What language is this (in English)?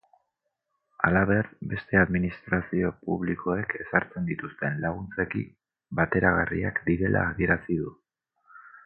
Basque